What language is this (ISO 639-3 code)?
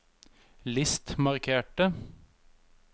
nor